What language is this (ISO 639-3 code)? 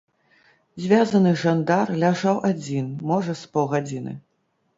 bel